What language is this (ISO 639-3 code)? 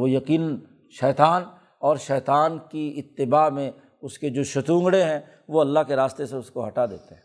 urd